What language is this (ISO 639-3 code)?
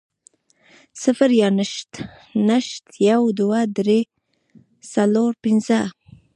pus